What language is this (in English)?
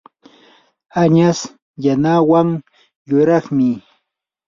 Yanahuanca Pasco Quechua